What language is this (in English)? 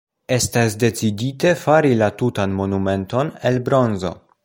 Esperanto